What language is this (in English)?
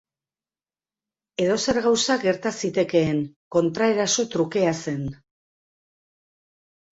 Basque